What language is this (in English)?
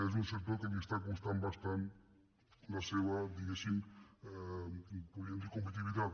Catalan